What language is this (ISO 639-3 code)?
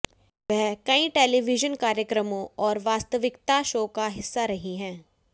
hin